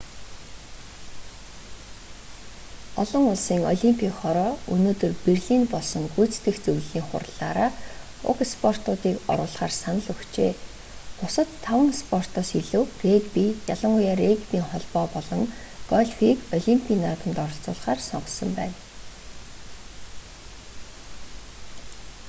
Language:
Mongolian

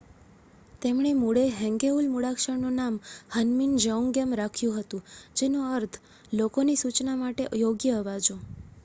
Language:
Gujarati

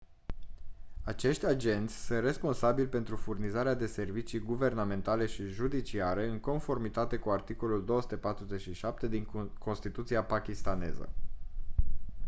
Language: Romanian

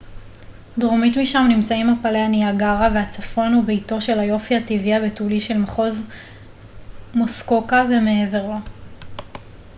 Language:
Hebrew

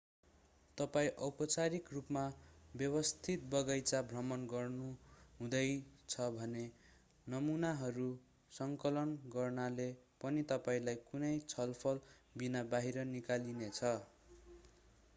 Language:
Nepali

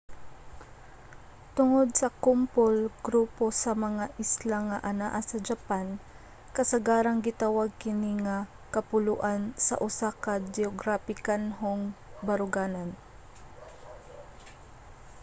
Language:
Cebuano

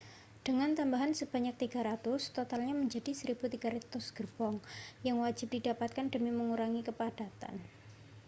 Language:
Indonesian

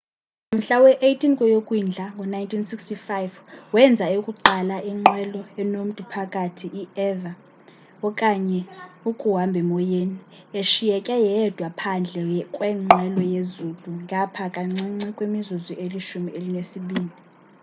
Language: Xhosa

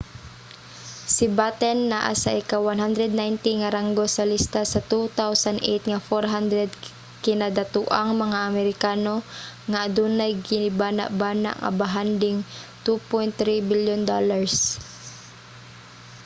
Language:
Cebuano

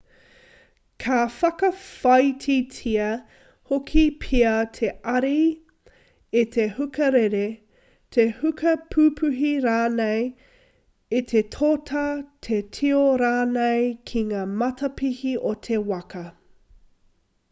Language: Māori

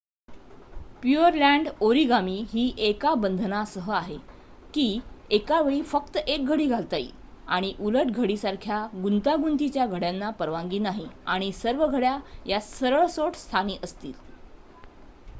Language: Marathi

